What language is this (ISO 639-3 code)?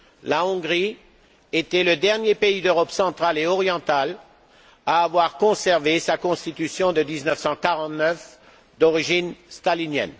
fra